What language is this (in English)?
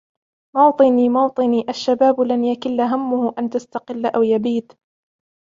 Arabic